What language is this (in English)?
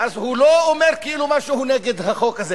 Hebrew